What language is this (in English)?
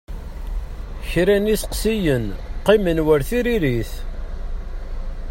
Kabyle